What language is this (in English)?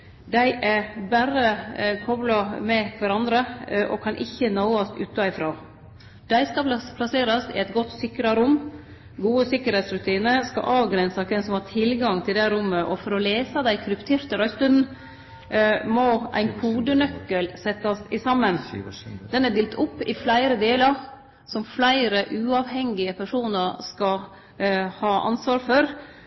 Norwegian Nynorsk